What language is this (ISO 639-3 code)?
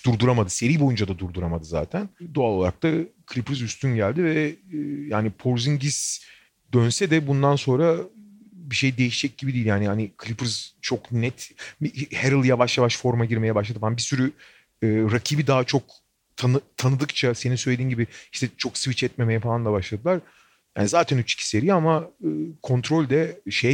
tur